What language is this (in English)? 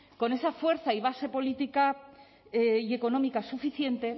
Spanish